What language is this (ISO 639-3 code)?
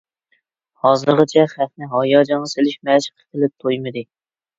uig